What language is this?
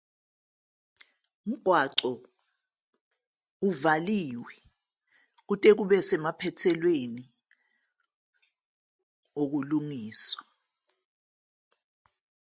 Zulu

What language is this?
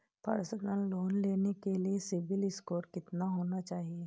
Hindi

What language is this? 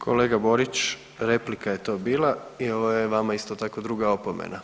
Croatian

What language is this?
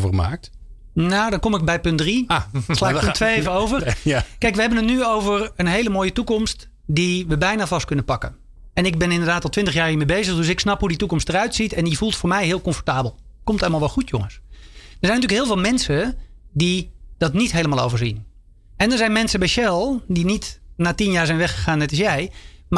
Dutch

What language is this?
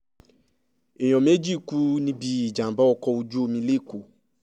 Yoruba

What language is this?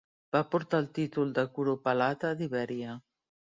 Catalan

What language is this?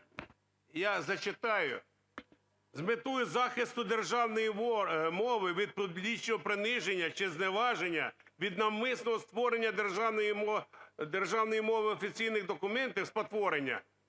Ukrainian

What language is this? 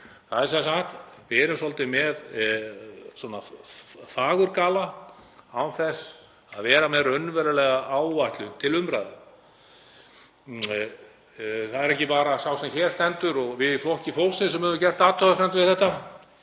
Icelandic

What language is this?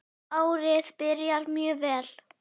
Icelandic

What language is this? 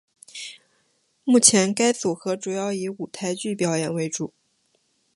Chinese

